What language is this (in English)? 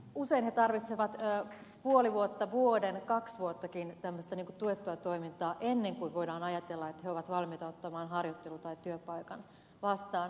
Finnish